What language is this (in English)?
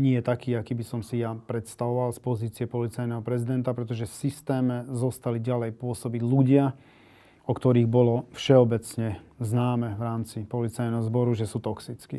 Slovak